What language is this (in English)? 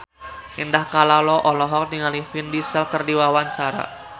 Sundanese